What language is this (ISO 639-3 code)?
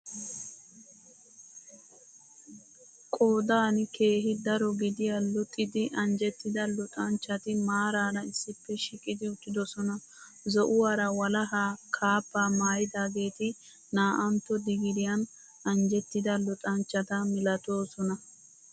wal